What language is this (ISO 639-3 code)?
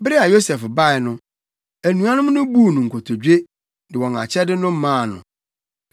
aka